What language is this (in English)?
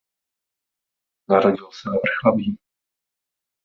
Czech